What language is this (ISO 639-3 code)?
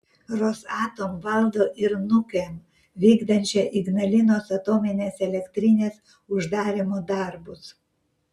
lit